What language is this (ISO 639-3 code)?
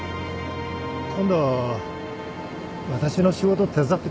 jpn